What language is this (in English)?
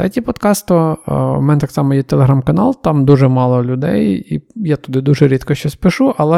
Ukrainian